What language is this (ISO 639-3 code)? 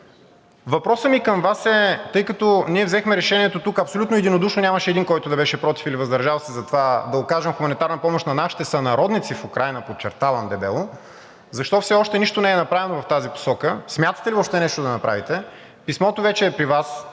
bul